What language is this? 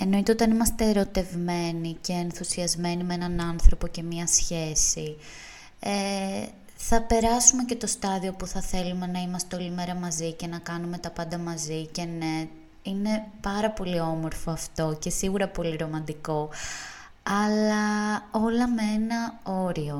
Greek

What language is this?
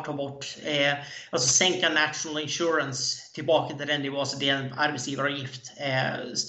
Swedish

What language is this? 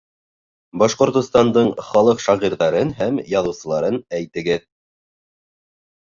Bashkir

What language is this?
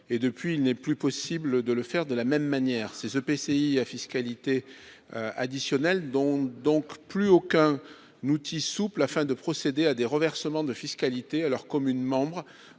French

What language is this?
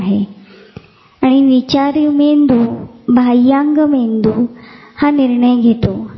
Marathi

